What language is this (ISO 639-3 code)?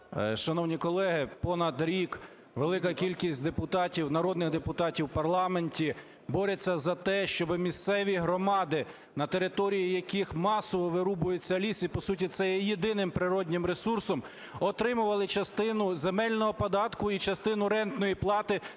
ukr